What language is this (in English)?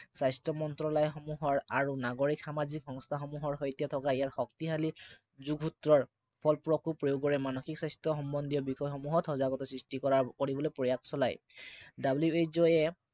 Assamese